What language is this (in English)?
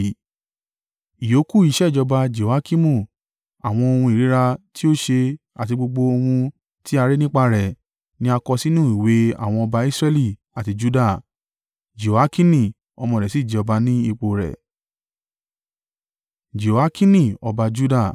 Yoruba